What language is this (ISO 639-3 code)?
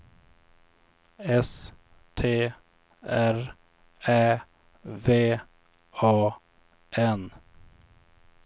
swe